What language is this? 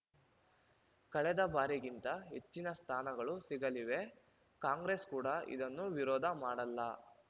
Kannada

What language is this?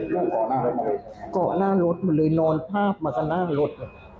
Thai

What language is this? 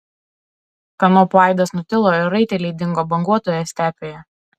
Lithuanian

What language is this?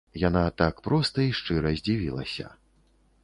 Belarusian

